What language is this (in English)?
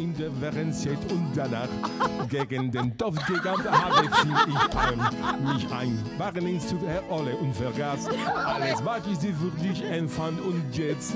Spanish